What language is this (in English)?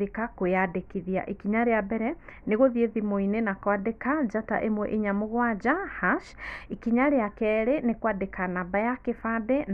Kikuyu